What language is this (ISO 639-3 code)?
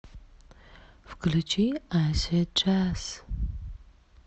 rus